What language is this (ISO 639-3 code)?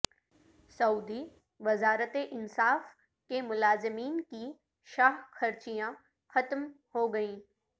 urd